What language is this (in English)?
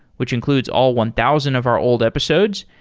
English